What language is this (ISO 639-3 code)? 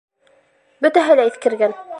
bak